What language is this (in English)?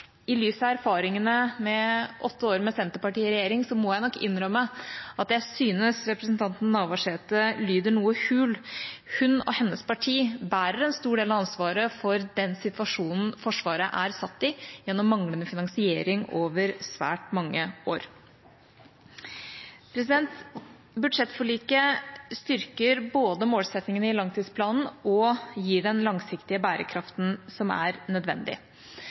Norwegian Bokmål